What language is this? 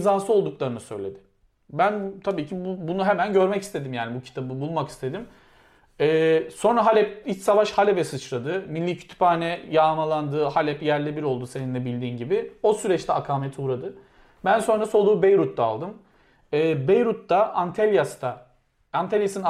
Turkish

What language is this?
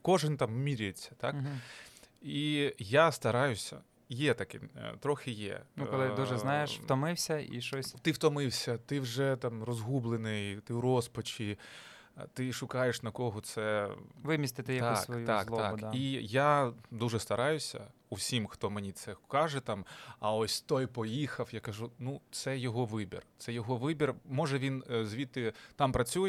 Ukrainian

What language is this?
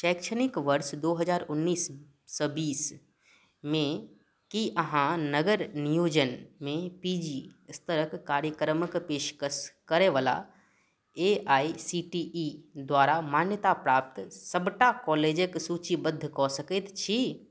Maithili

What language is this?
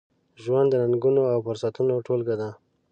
Pashto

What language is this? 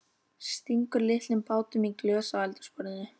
Icelandic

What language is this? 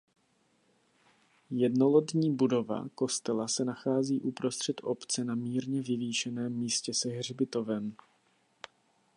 Czech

